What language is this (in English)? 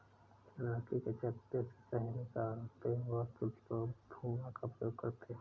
Hindi